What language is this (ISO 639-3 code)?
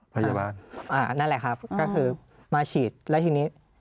tha